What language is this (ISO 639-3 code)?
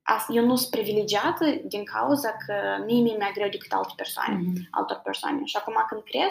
ron